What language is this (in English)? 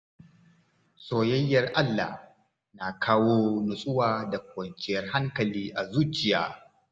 Hausa